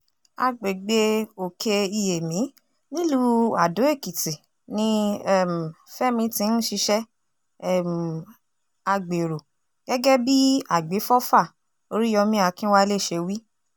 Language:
Yoruba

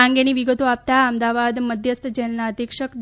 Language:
Gujarati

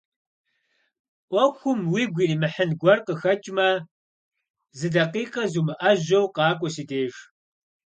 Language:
Kabardian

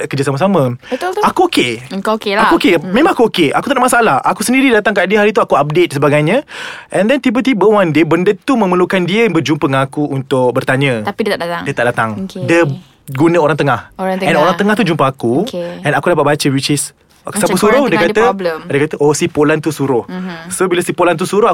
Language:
Malay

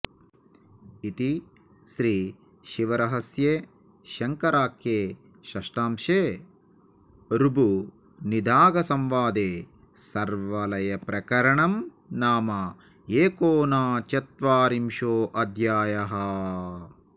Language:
Sanskrit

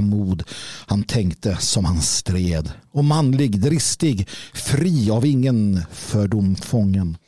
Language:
Swedish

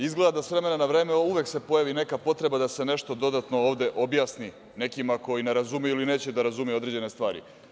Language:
Serbian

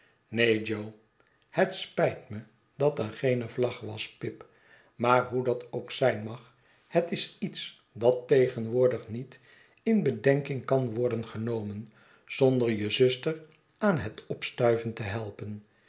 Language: Dutch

